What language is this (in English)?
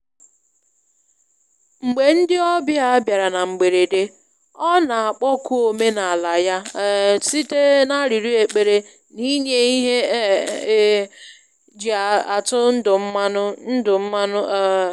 Igbo